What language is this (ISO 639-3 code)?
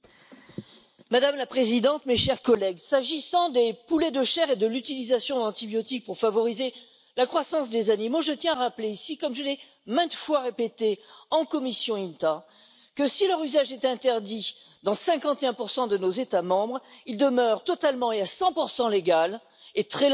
fra